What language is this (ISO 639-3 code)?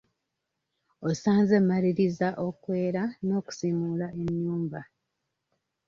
lug